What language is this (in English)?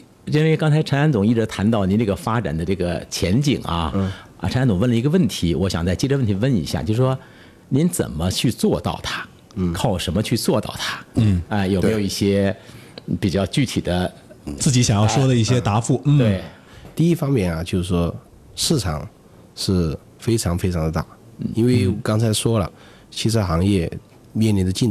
Chinese